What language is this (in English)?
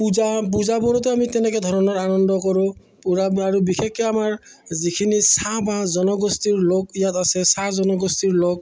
Assamese